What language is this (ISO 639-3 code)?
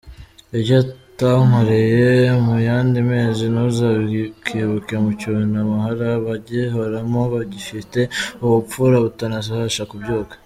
kin